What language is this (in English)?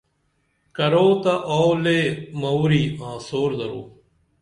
Dameli